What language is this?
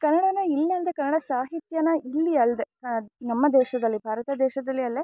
Kannada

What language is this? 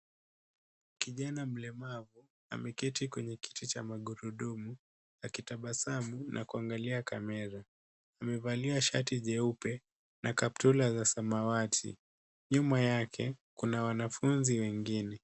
Swahili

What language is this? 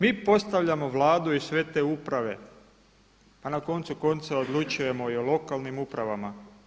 Croatian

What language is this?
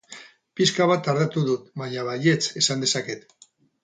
Basque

